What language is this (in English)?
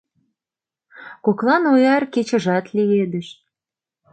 Mari